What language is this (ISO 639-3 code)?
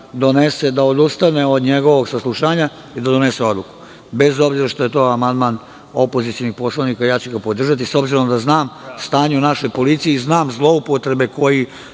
srp